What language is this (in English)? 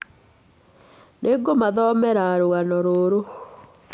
Kikuyu